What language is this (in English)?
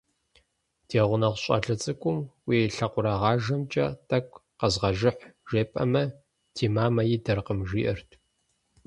Kabardian